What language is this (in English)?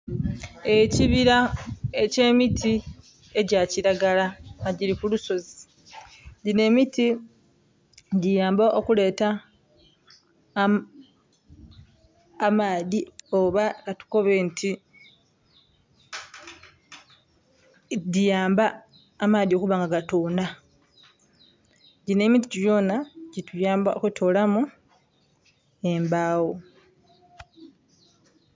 Soga